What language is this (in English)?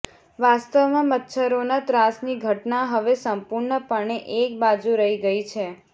Gujarati